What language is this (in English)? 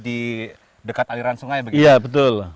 Indonesian